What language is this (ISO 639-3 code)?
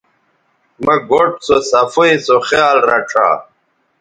btv